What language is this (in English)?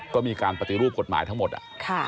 Thai